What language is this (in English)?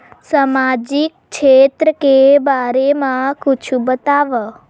Chhattisgarhi